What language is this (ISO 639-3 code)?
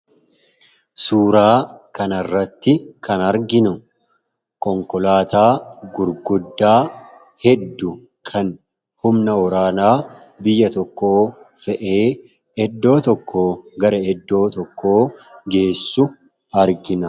orm